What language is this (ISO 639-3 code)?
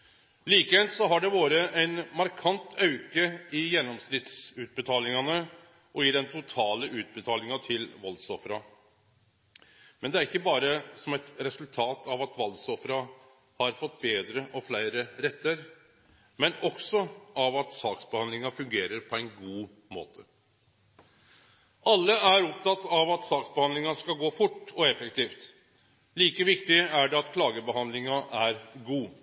nno